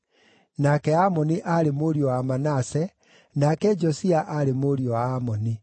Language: Kikuyu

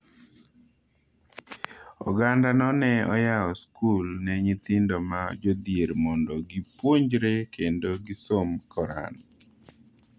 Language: Luo (Kenya and Tanzania)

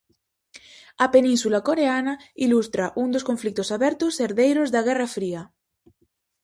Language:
Galician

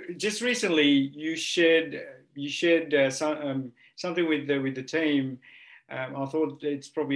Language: English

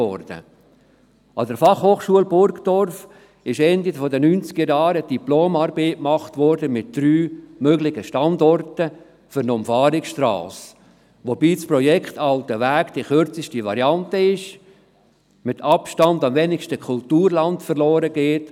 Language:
Swiss German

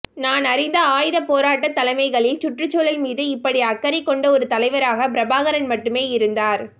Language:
Tamil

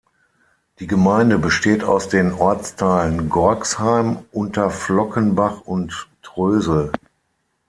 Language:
German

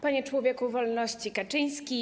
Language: Polish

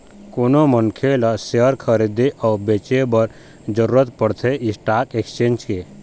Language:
Chhattisgarhi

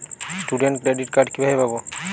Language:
Bangla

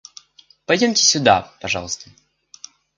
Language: Russian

